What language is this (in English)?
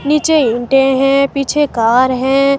Hindi